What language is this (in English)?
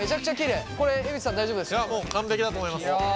Japanese